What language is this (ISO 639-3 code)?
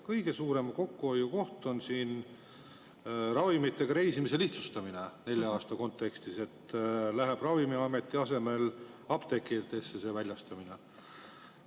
est